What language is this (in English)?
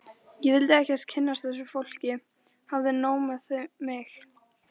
Icelandic